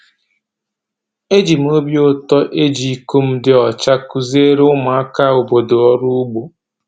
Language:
Igbo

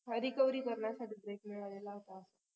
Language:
Marathi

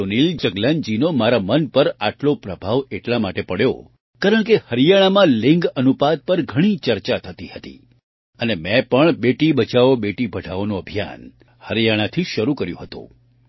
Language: Gujarati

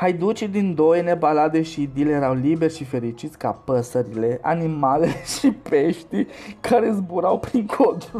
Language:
Romanian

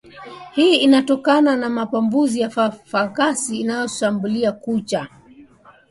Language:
Swahili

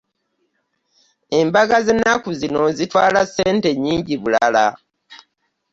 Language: Ganda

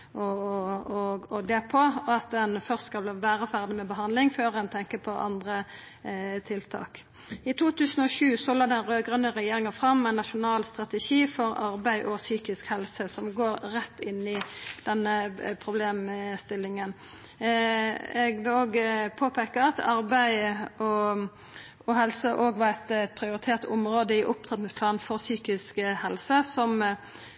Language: Norwegian Nynorsk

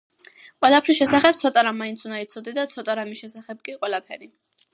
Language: Georgian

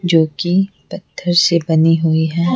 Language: Hindi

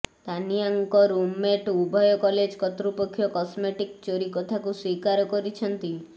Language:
Odia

